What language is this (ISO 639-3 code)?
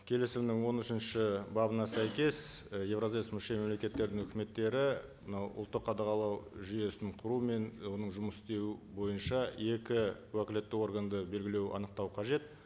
kaz